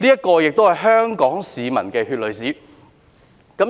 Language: Cantonese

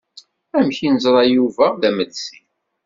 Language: Kabyle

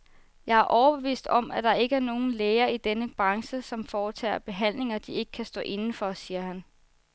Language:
Danish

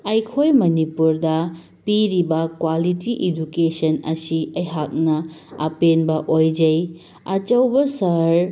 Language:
Manipuri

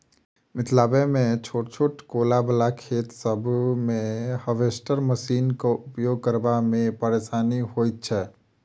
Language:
Maithili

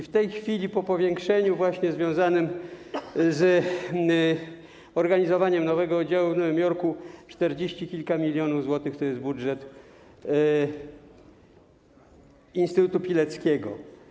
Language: Polish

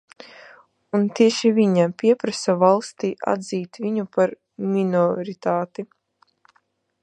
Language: Latvian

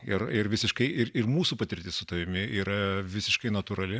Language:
Lithuanian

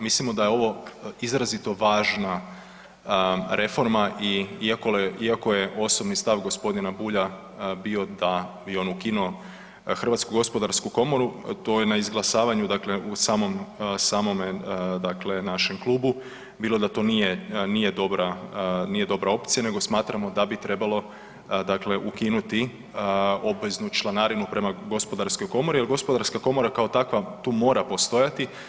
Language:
Croatian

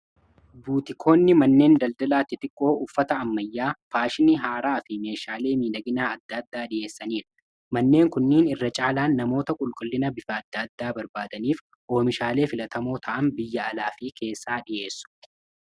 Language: Oromo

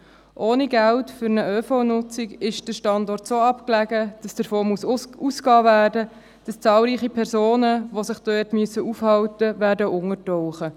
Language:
Swiss German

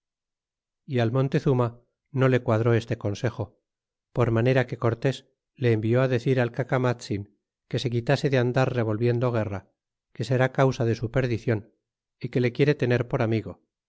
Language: Spanish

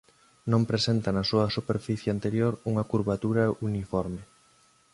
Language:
Galician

